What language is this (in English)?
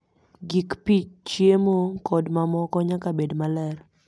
Luo (Kenya and Tanzania)